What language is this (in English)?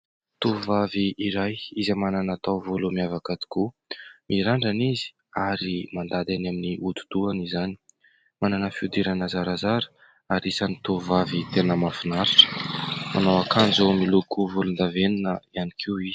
Malagasy